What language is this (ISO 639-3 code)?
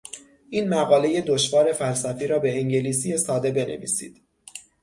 fas